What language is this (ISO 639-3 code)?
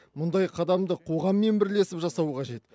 kaz